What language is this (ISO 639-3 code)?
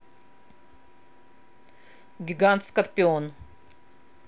rus